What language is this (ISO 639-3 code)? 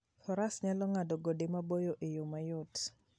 luo